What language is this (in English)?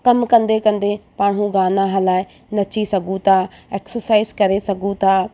Sindhi